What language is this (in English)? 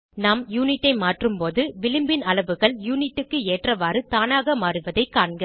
Tamil